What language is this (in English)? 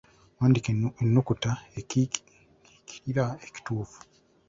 Ganda